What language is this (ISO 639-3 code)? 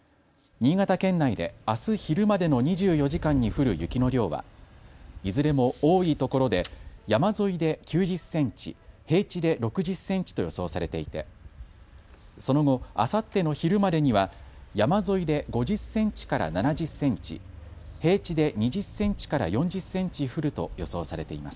jpn